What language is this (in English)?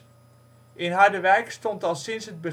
Dutch